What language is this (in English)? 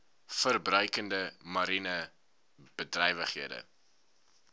Afrikaans